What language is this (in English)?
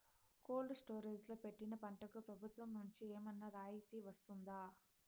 Telugu